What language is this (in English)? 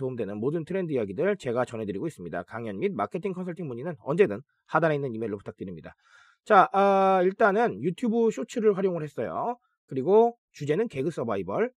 Korean